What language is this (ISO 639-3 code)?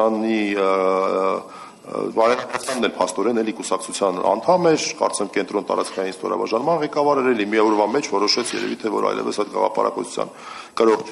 ron